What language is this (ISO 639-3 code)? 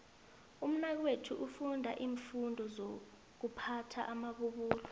nbl